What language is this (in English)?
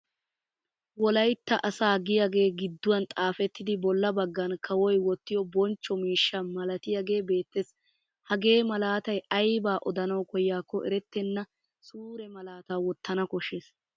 Wolaytta